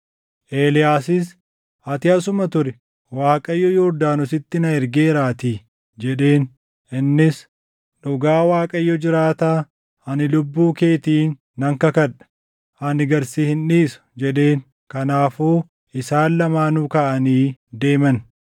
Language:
Oromo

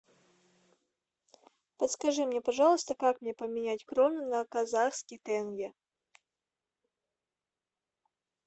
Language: Russian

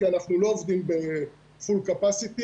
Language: Hebrew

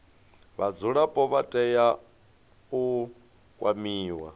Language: Venda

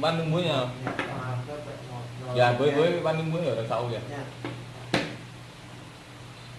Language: Vietnamese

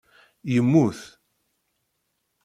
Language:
Kabyle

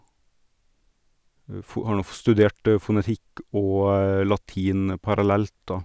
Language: Norwegian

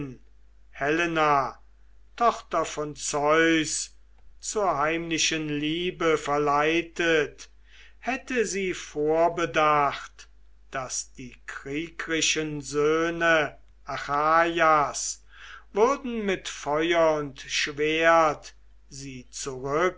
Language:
German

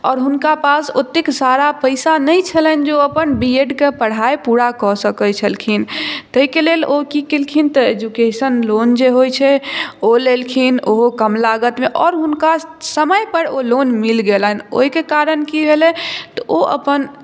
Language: Maithili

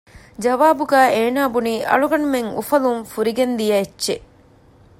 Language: Divehi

